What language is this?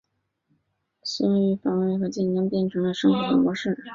Chinese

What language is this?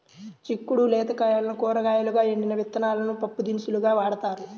Telugu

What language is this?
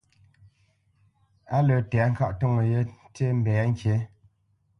Bamenyam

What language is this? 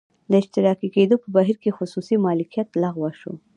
Pashto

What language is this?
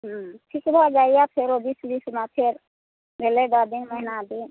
Maithili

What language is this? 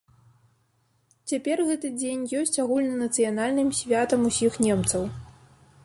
Belarusian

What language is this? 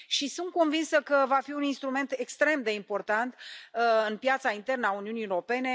Romanian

